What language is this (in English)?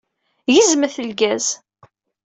Kabyle